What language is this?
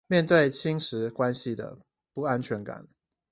Chinese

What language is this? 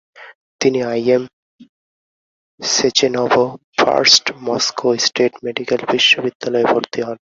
Bangla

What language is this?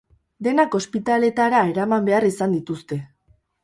Basque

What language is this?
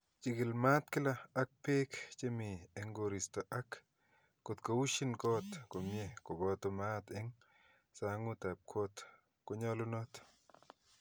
Kalenjin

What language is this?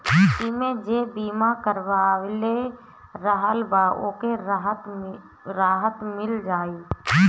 Bhojpuri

